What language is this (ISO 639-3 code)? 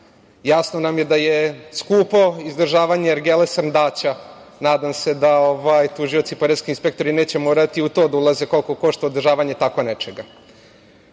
srp